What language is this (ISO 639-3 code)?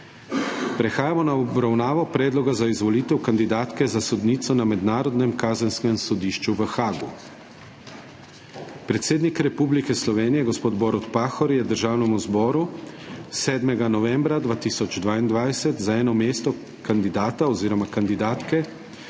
slv